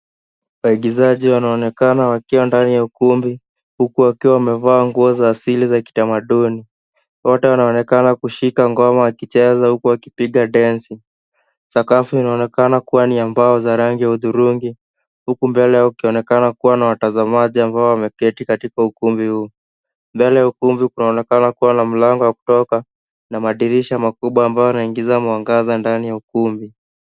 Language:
Swahili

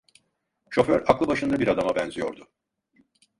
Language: Turkish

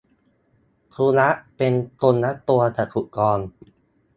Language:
Thai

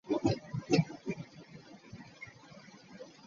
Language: Ganda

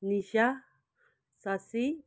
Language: Nepali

